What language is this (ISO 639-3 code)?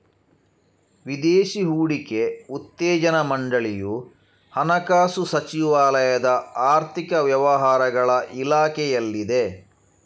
kan